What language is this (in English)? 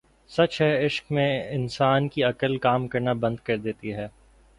Urdu